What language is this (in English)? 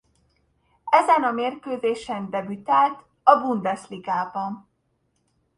Hungarian